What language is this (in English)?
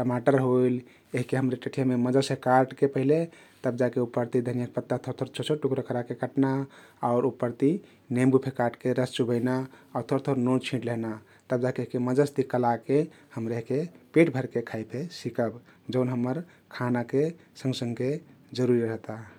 Kathoriya Tharu